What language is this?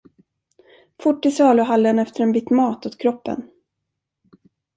Swedish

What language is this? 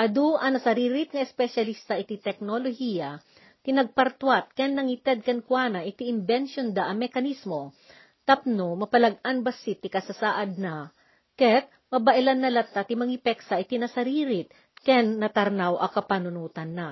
Filipino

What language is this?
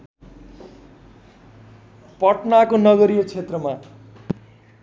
Nepali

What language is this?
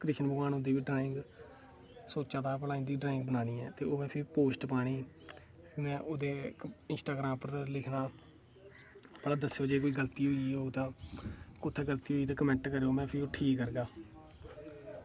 Dogri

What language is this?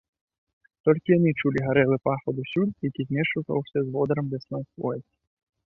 Belarusian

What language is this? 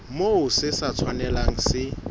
Southern Sotho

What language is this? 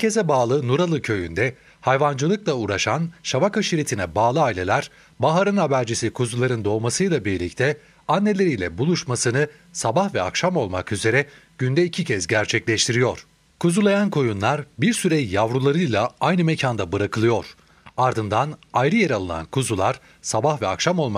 Turkish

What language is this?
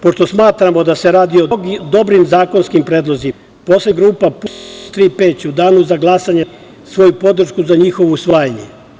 Serbian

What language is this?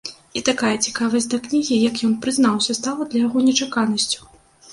Belarusian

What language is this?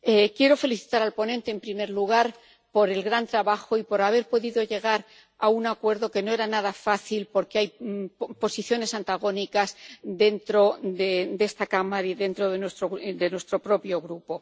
Spanish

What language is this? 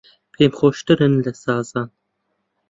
Central Kurdish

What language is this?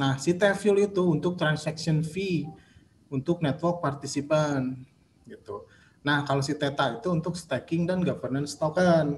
Indonesian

